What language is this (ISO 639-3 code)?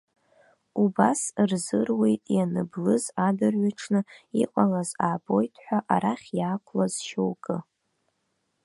abk